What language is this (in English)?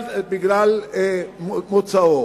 Hebrew